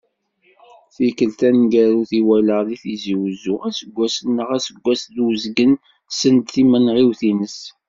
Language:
Kabyle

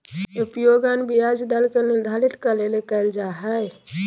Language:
Magahi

